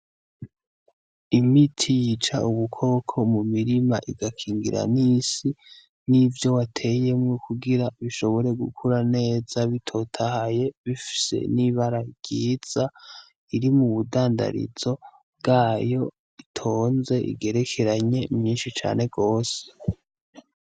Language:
Rundi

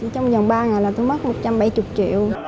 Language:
Vietnamese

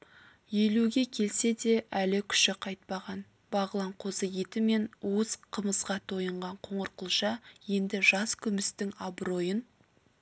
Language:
Kazakh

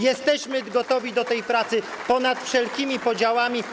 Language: Polish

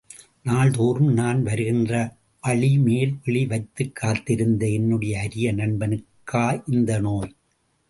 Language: Tamil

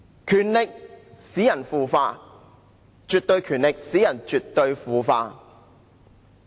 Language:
Cantonese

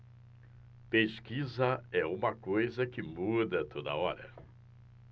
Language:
Portuguese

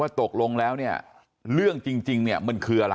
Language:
Thai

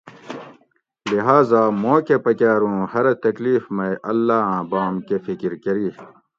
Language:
Gawri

